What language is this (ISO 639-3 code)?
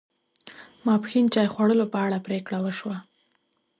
pus